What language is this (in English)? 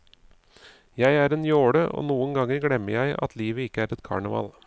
Norwegian